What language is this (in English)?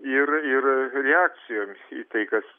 Lithuanian